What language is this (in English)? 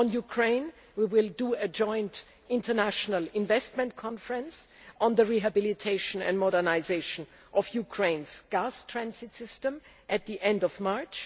English